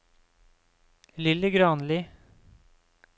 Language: Norwegian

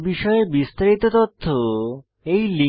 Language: Bangla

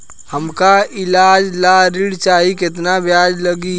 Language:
Bhojpuri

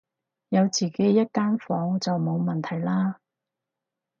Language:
Cantonese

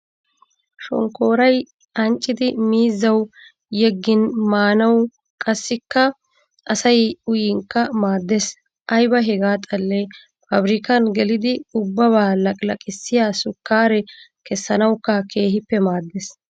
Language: Wolaytta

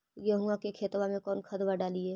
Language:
Magahi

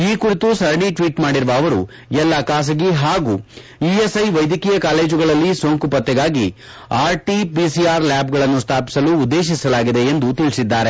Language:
Kannada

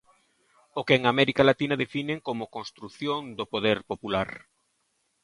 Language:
Galician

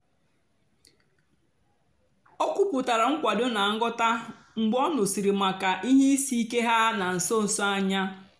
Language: Igbo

